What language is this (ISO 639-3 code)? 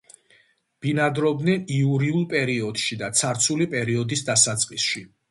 kat